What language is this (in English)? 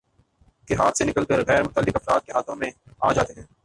Urdu